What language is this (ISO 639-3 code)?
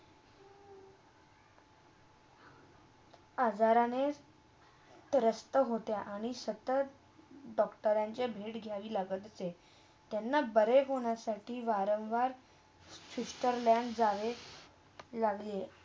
mar